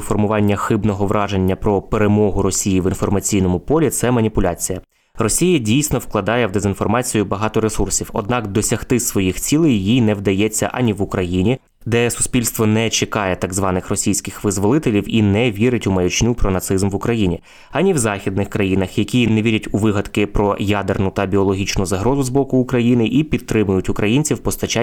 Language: Ukrainian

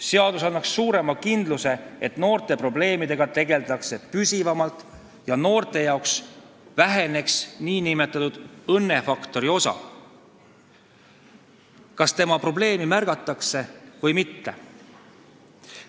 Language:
Estonian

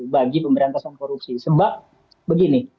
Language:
Indonesian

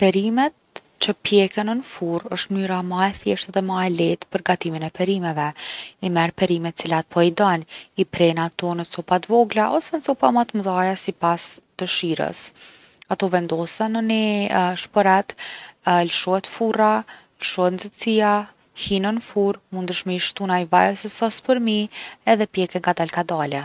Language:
Gheg Albanian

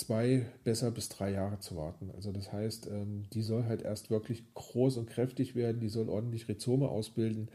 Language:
German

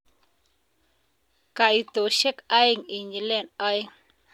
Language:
Kalenjin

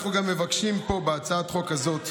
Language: Hebrew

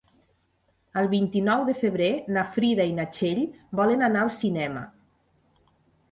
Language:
Catalan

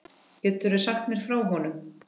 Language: Icelandic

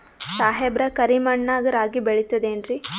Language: Kannada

